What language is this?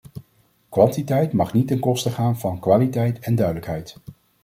Dutch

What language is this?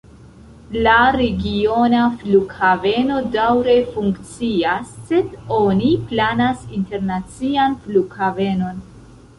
Esperanto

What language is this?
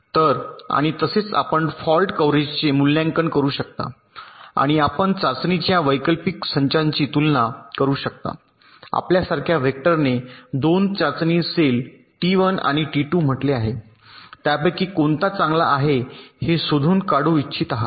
Marathi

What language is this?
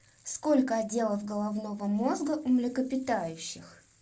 Russian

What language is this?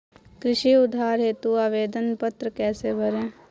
Hindi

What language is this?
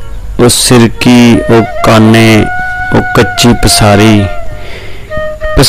Hindi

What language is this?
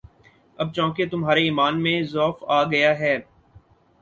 Urdu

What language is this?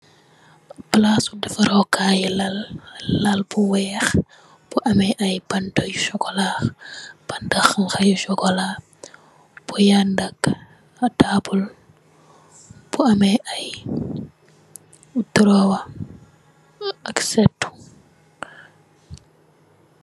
Wolof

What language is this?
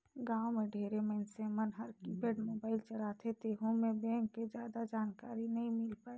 Chhattisgarhi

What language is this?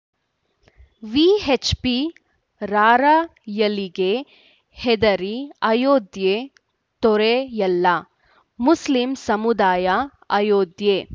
Kannada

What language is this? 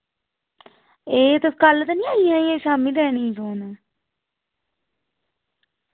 Dogri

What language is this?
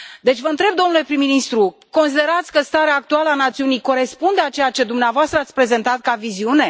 Romanian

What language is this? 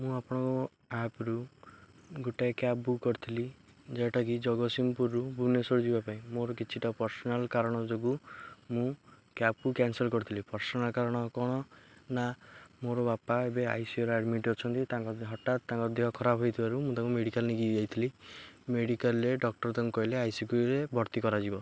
Odia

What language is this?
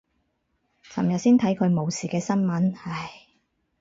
Cantonese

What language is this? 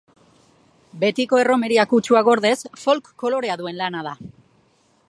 Basque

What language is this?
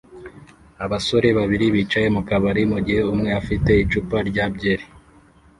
Kinyarwanda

